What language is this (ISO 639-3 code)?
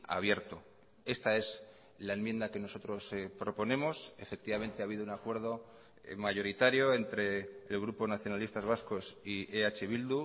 spa